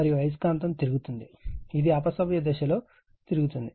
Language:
Telugu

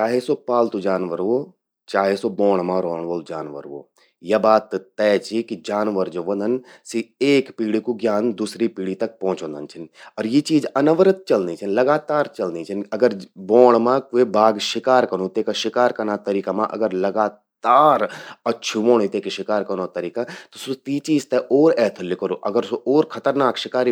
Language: Garhwali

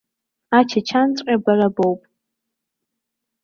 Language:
Abkhazian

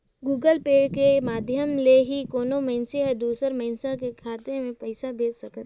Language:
Chhattisgarhi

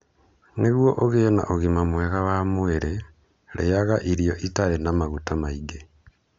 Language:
Kikuyu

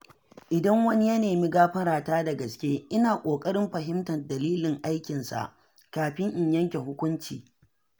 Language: Hausa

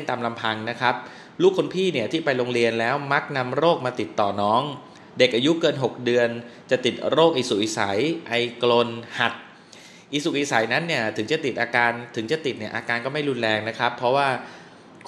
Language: Thai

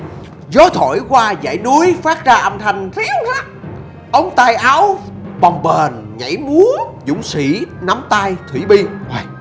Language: Vietnamese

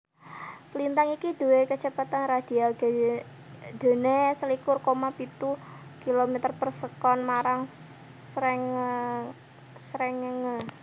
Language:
Javanese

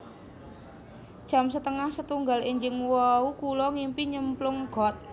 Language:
Javanese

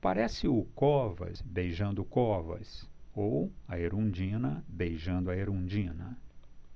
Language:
Portuguese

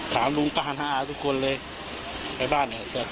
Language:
Thai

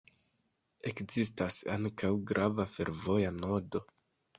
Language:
Esperanto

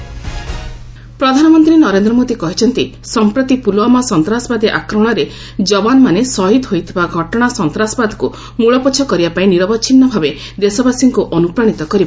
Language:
Odia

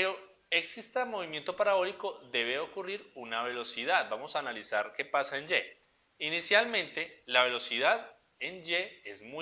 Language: Spanish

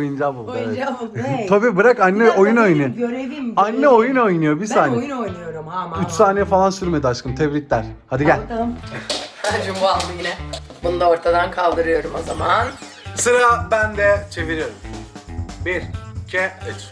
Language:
Turkish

